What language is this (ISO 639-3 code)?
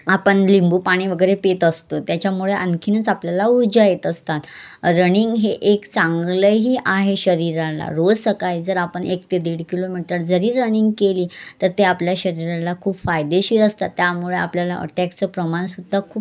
mar